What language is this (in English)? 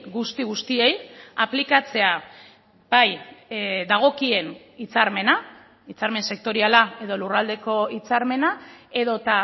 Basque